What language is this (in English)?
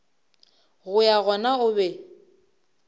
Northern Sotho